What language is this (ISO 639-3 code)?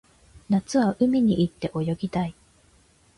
jpn